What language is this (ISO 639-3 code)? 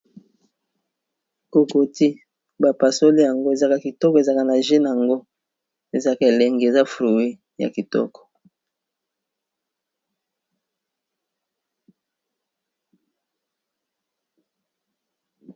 lin